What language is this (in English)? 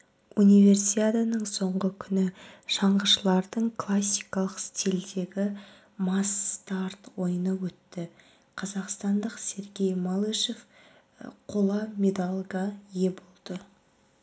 Kazakh